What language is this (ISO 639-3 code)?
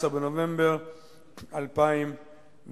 heb